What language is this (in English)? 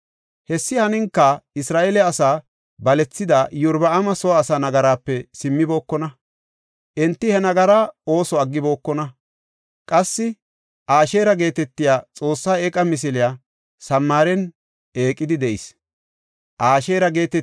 Gofa